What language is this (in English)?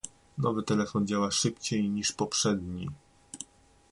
Polish